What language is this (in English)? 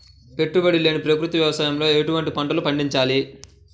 Telugu